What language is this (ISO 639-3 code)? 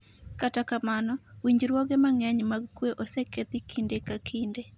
luo